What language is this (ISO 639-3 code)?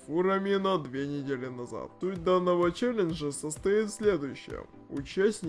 rus